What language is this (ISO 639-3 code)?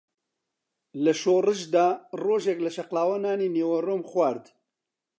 ckb